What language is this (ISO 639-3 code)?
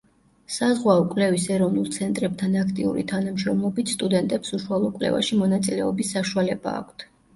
kat